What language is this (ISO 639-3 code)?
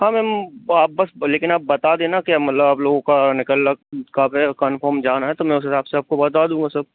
hin